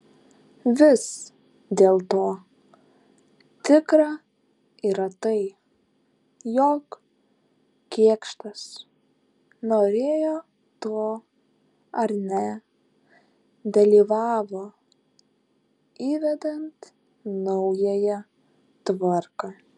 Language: Lithuanian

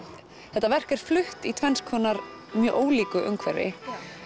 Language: Icelandic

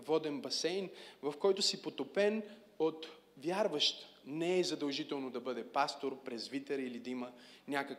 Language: Bulgarian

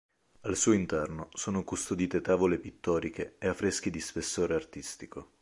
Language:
Italian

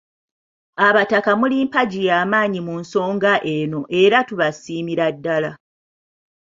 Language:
Ganda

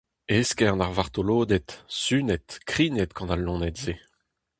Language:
Breton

